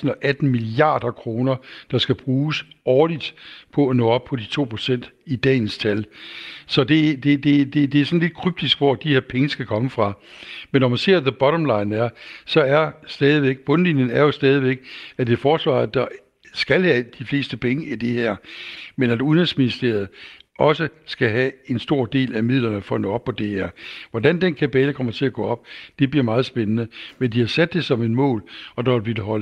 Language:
Danish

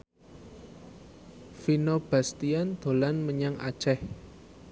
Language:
Javanese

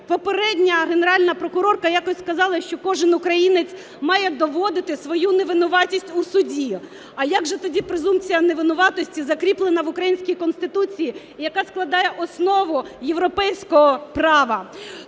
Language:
Ukrainian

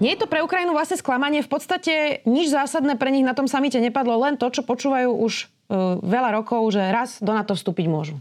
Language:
Slovak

